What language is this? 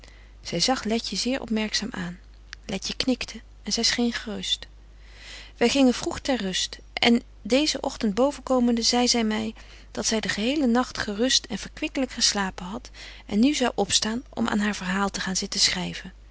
Dutch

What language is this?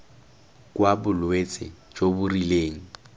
Tswana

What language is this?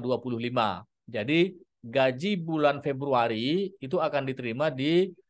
Indonesian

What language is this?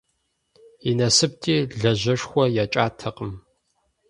Kabardian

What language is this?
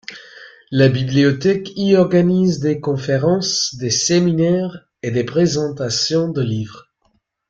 French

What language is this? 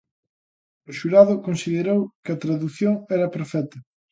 Galician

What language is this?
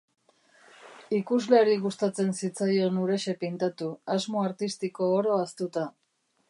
Basque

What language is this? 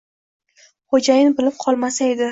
Uzbek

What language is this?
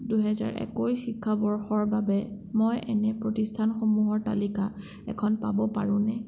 Assamese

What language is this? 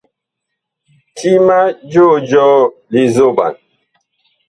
Bakoko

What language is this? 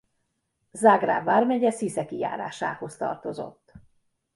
Hungarian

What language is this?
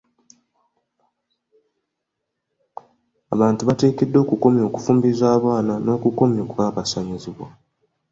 Ganda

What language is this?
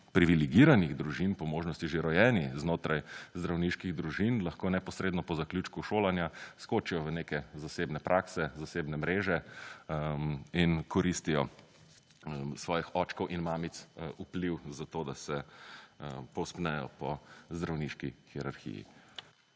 Slovenian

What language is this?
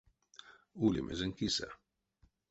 Erzya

